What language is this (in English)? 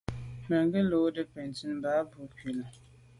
Medumba